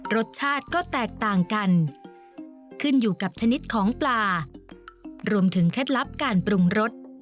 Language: Thai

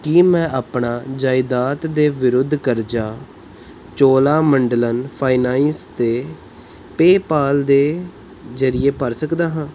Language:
Punjabi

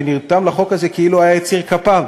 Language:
Hebrew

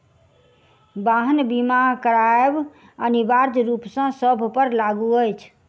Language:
Maithili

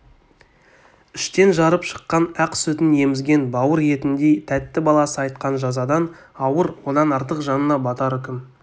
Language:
Kazakh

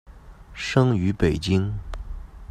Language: Chinese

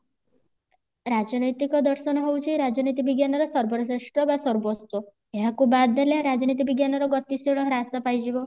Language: Odia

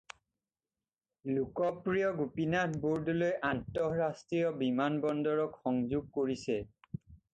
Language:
Assamese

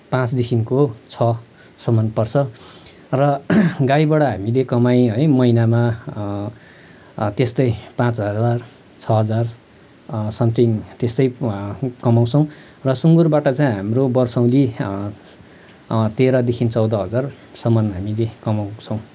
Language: Nepali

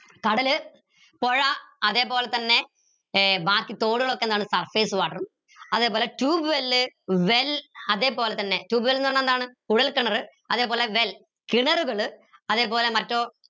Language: Malayalam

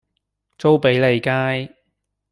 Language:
Cantonese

